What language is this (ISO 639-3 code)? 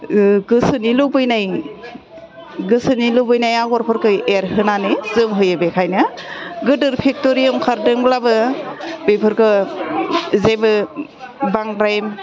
brx